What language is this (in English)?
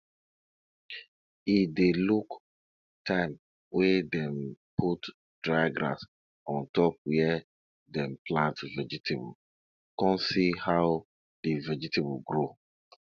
Nigerian Pidgin